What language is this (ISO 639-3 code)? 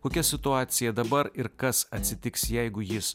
lit